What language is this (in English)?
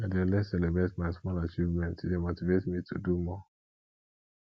Nigerian Pidgin